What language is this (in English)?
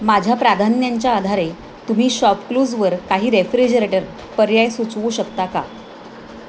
Marathi